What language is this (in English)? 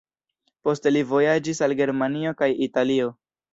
Esperanto